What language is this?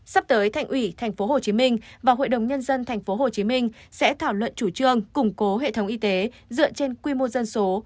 Vietnamese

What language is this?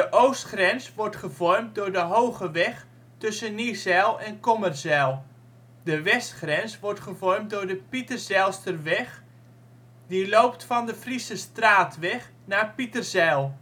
Dutch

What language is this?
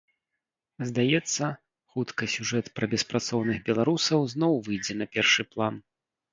Belarusian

